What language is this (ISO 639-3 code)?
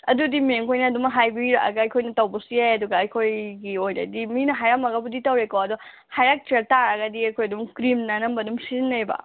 mni